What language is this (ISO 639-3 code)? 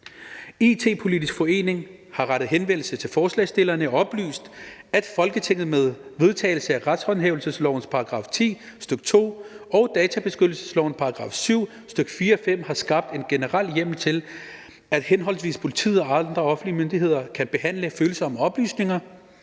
dan